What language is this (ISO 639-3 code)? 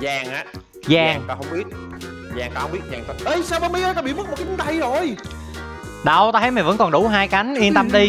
vie